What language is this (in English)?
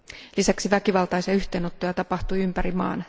Finnish